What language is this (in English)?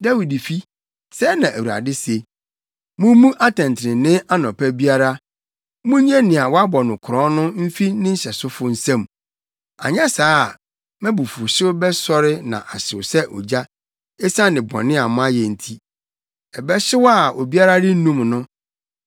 Akan